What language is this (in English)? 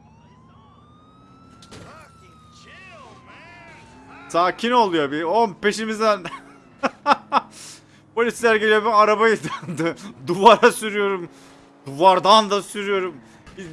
Turkish